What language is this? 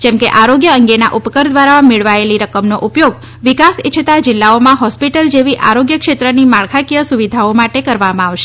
Gujarati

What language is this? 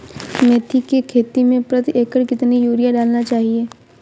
Hindi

